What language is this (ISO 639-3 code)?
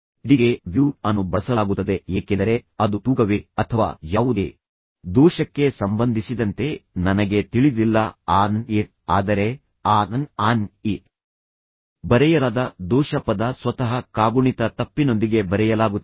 kan